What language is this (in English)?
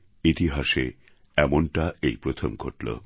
Bangla